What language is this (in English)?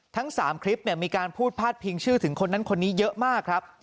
Thai